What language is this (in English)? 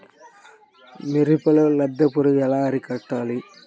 Telugu